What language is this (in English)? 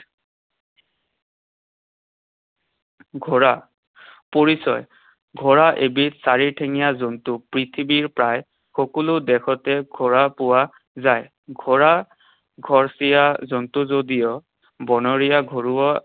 Assamese